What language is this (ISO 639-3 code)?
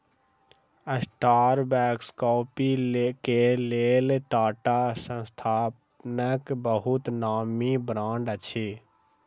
mai